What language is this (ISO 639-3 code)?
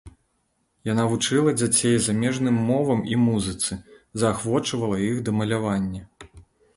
bel